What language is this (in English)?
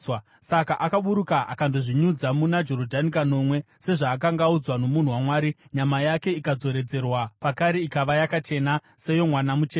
Shona